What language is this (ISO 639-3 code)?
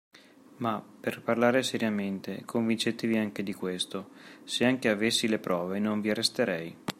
ita